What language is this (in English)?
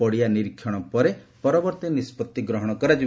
Odia